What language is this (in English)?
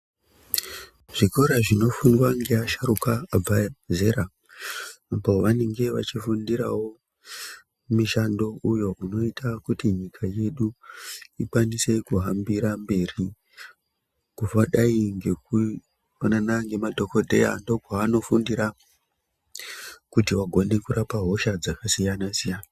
Ndau